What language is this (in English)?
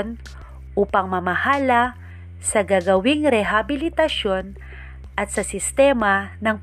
Filipino